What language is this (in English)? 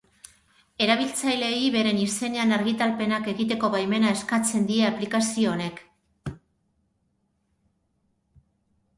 Basque